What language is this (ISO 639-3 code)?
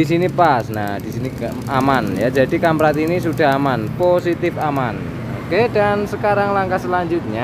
ind